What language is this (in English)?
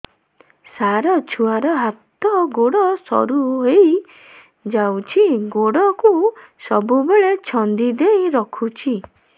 Odia